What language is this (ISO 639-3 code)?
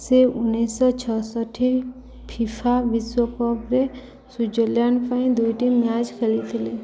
ori